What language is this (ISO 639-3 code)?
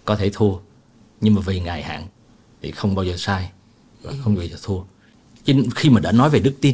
vie